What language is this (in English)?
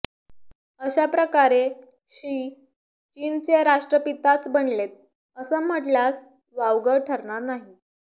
Marathi